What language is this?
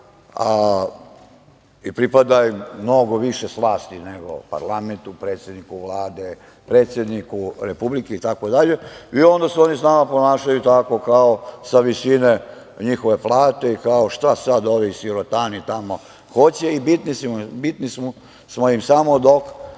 Serbian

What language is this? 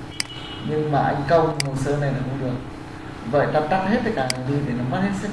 Vietnamese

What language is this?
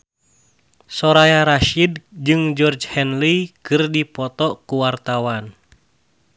Sundanese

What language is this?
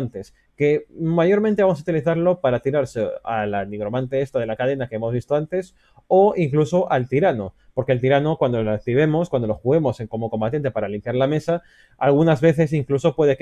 Spanish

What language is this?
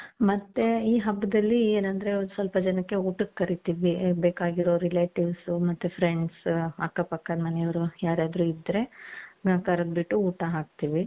Kannada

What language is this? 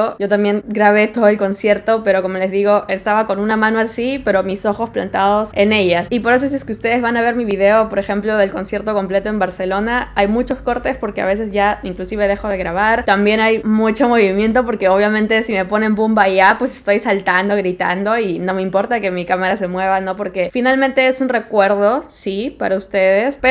Spanish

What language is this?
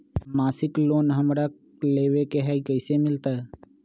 Magahi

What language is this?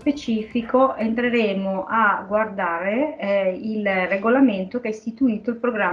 Italian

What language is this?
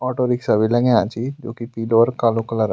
Garhwali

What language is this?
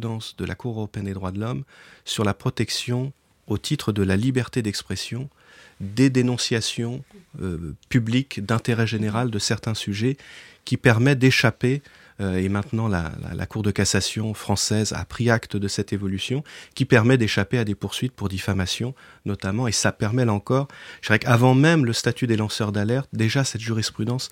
French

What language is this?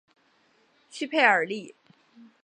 Chinese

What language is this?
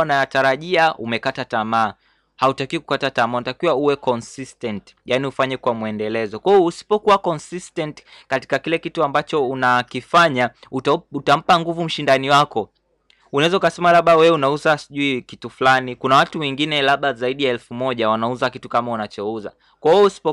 Swahili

